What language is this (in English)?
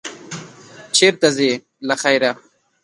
Pashto